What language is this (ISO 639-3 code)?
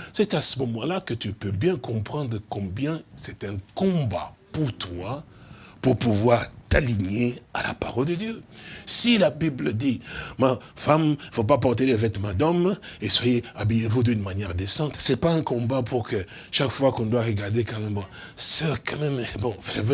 fra